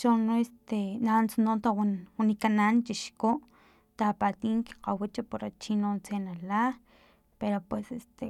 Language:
Filomena Mata-Coahuitlán Totonac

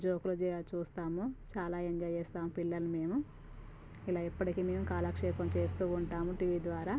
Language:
Telugu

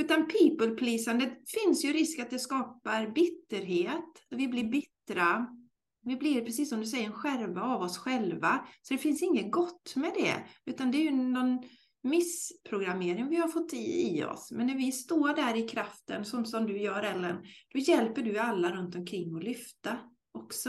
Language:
Swedish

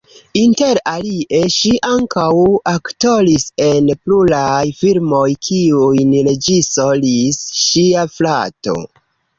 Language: Esperanto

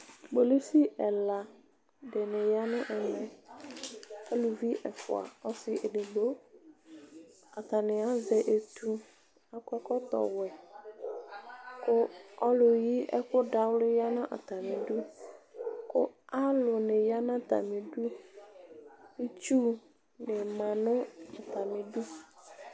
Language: Ikposo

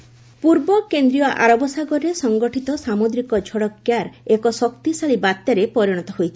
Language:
Odia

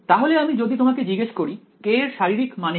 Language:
Bangla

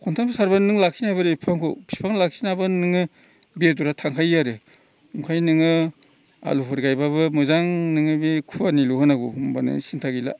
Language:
Bodo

